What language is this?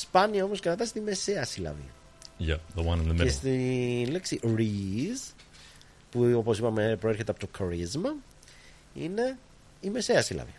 Greek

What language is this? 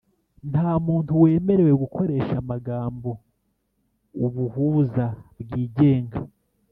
Kinyarwanda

